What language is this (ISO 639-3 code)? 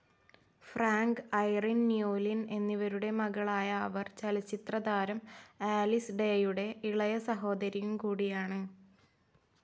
mal